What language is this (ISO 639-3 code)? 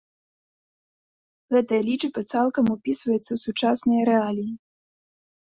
bel